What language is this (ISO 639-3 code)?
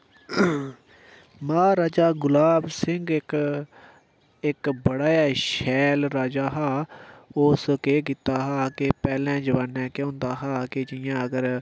doi